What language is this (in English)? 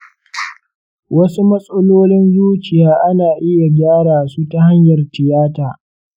Hausa